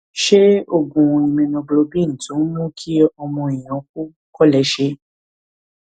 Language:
Yoruba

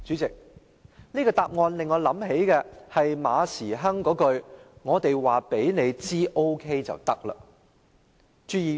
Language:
Cantonese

